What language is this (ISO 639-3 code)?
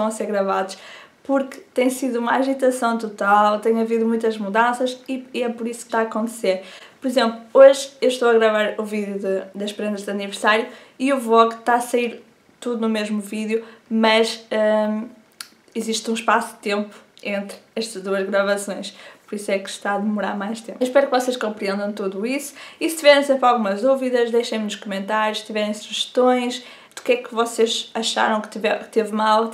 por